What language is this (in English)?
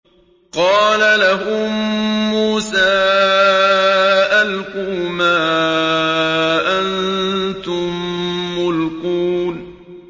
Arabic